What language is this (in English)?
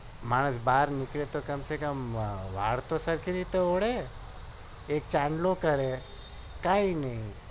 Gujarati